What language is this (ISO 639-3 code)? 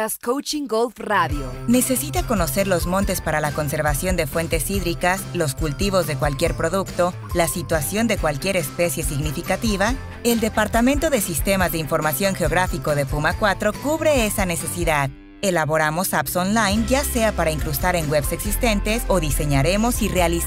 spa